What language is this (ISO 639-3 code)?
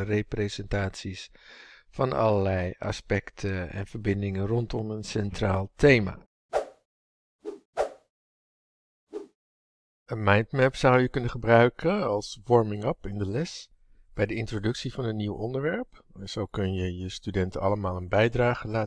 nld